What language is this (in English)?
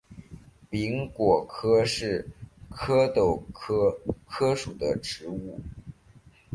Chinese